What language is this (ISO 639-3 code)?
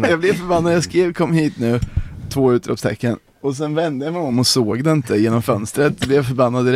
swe